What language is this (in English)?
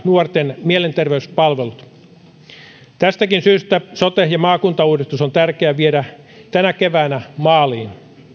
Finnish